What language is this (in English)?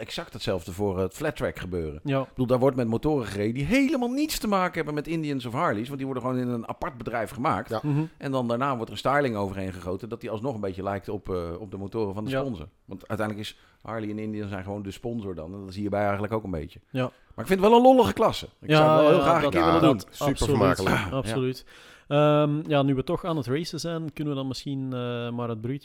Dutch